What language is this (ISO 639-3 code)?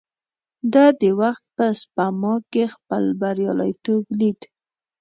pus